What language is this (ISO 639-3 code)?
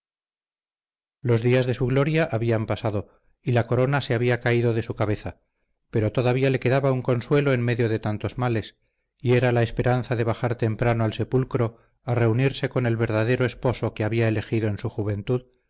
spa